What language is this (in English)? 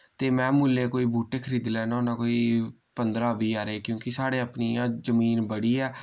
Dogri